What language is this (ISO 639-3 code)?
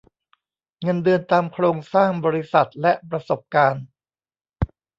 tha